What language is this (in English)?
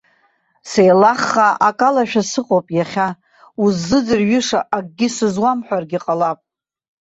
Abkhazian